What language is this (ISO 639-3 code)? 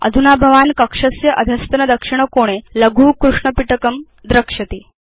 san